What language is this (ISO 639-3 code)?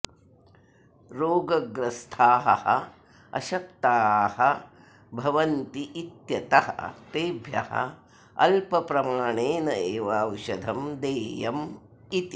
san